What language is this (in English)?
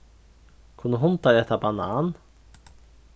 Faroese